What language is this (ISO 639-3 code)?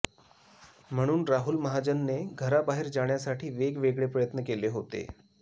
mar